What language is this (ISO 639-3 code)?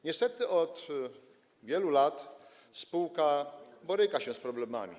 pol